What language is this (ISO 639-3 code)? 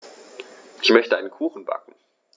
deu